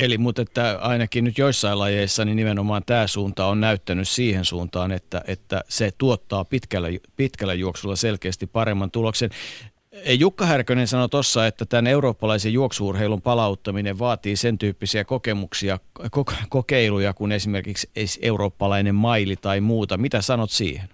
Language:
Finnish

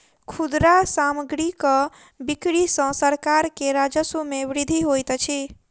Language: Maithili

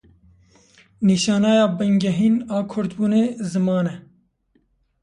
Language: Kurdish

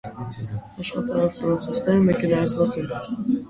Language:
Armenian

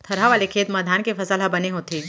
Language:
Chhattisgarhi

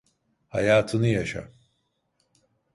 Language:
Turkish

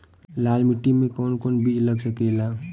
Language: Bhojpuri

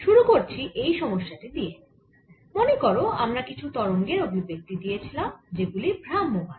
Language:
Bangla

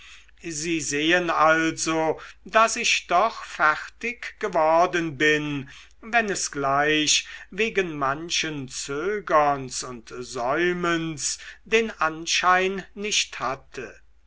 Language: German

